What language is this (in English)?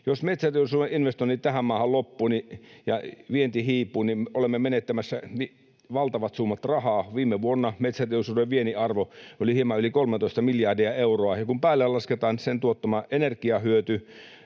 Finnish